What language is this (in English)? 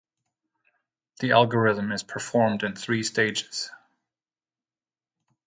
English